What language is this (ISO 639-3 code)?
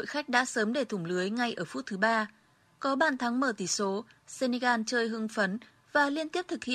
vie